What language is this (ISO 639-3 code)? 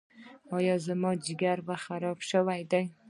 pus